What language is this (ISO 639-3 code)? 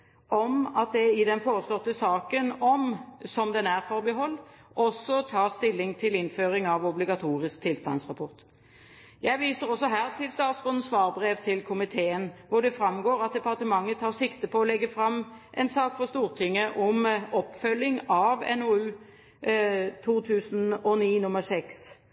nob